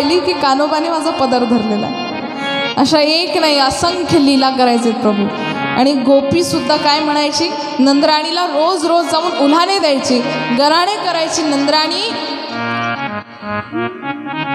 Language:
Hindi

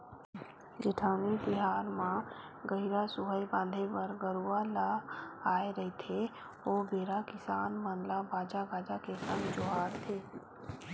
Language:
Chhattisgarhi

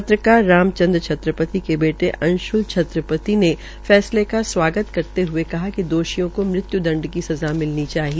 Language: Hindi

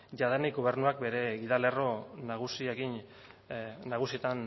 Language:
Basque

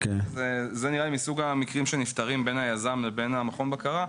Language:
Hebrew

